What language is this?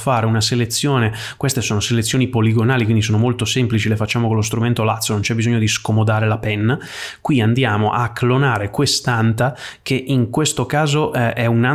Italian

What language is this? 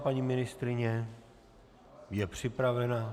Czech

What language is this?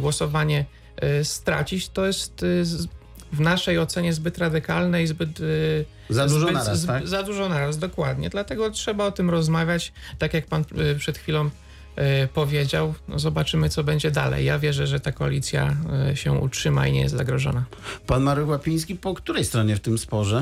Polish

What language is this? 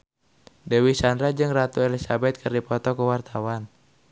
Sundanese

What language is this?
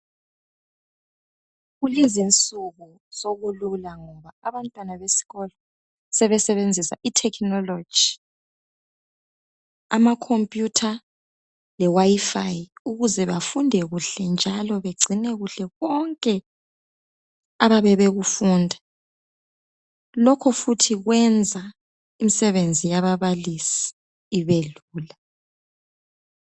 North Ndebele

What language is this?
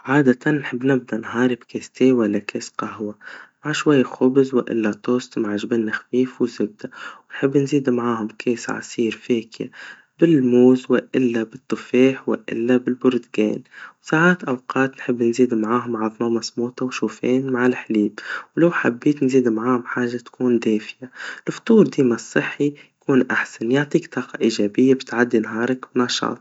Tunisian Arabic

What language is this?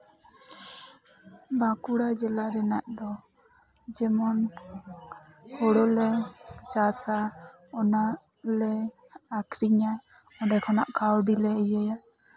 Santali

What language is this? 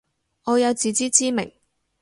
Cantonese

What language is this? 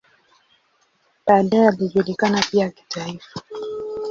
Swahili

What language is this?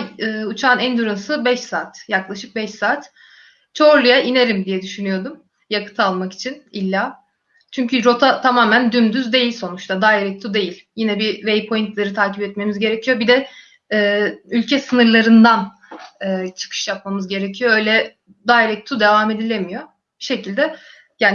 Turkish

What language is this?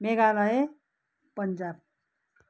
Nepali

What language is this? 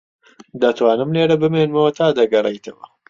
Central Kurdish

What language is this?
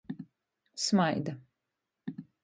Latgalian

